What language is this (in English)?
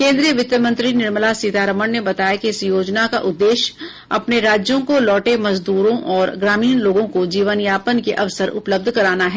Hindi